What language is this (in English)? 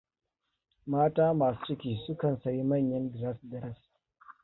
Hausa